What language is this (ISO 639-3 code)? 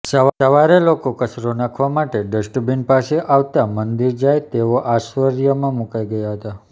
guj